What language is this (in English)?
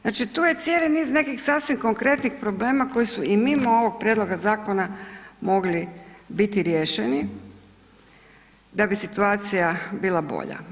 Croatian